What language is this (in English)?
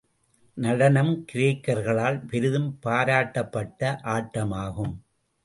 Tamil